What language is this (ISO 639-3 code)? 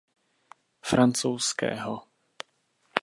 ces